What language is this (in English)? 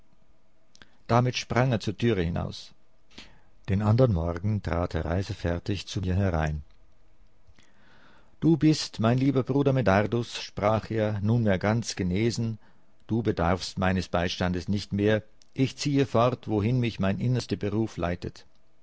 German